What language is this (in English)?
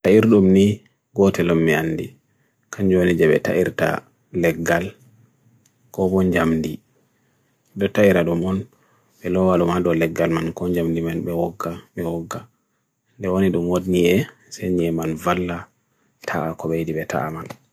Bagirmi Fulfulde